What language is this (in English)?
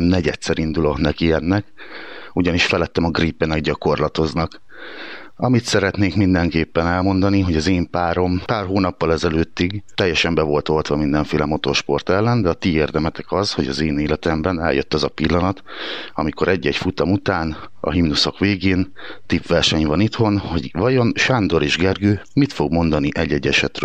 Hungarian